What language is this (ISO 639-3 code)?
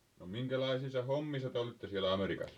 fin